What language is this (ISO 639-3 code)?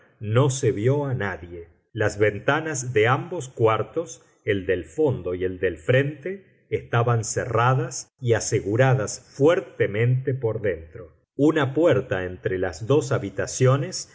spa